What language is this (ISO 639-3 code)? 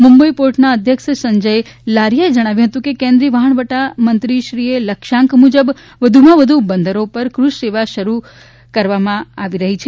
guj